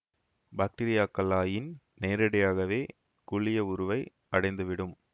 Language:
Tamil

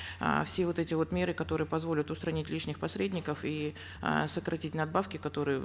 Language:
Kazakh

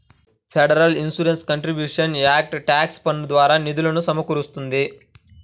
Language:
Telugu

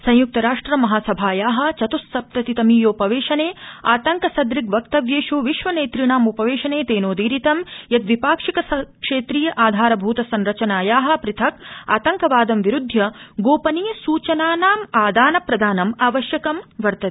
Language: Sanskrit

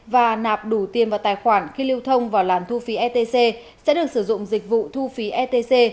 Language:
Vietnamese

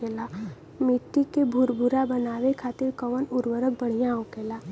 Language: Bhojpuri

